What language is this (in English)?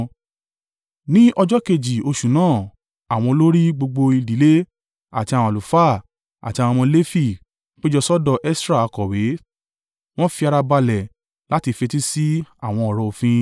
Yoruba